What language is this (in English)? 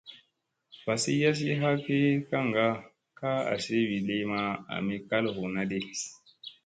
Musey